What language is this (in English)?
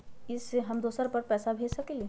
Magahi